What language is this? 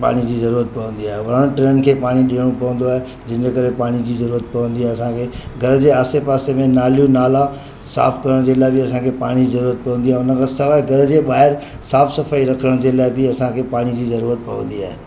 Sindhi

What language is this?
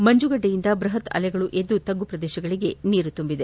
Kannada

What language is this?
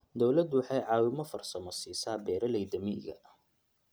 Somali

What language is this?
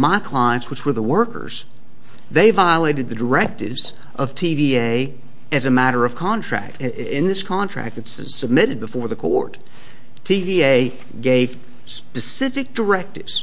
English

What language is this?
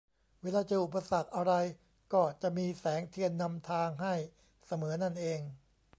Thai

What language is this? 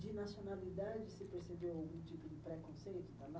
Portuguese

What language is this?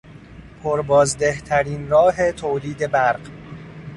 Persian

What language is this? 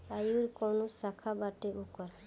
Bhojpuri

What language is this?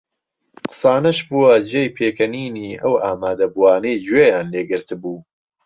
Central Kurdish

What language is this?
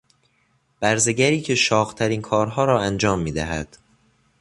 Persian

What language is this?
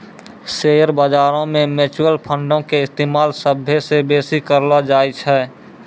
Maithili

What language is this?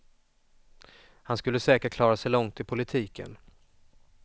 Swedish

